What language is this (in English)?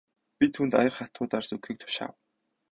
Mongolian